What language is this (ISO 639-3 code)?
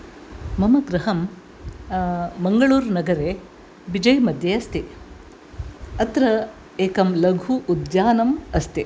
san